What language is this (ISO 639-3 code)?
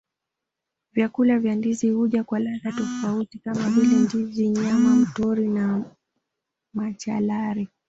swa